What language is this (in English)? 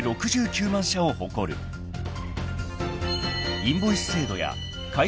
Japanese